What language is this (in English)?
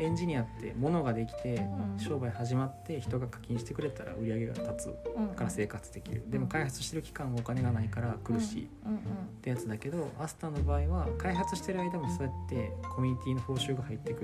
Japanese